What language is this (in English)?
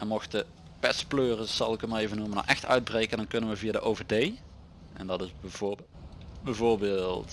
Dutch